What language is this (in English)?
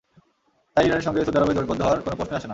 Bangla